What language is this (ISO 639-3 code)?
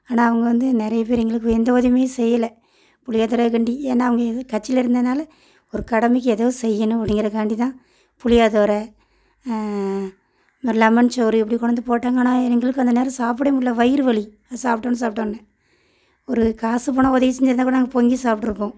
tam